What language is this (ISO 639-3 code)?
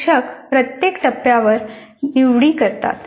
mar